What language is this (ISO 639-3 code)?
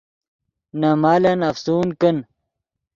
ydg